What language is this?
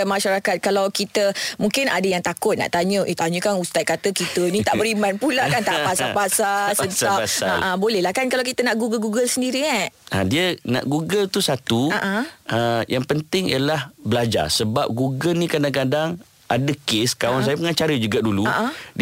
Malay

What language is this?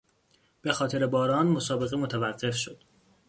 Persian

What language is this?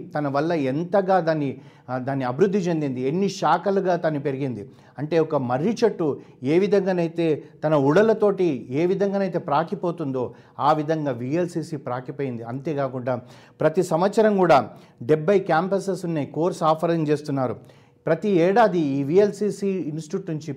Telugu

